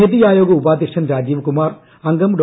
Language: Malayalam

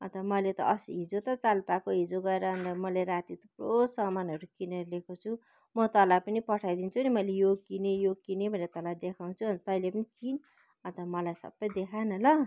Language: Nepali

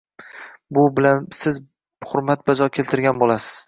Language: Uzbek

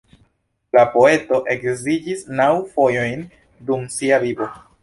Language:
Esperanto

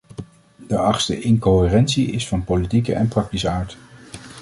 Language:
Dutch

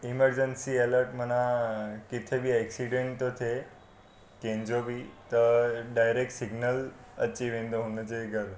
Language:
Sindhi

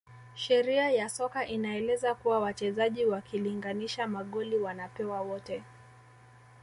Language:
Swahili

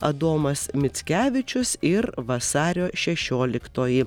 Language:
Lithuanian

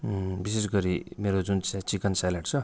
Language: Nepali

